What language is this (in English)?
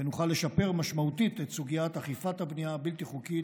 Hebrew